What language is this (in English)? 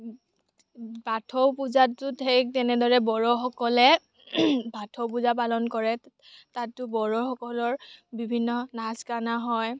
Assamese